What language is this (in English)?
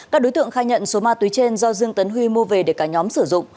Vietnamese